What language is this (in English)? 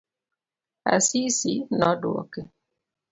Luo (Kenya and Tanzania)